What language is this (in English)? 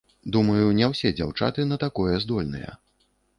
Belarusian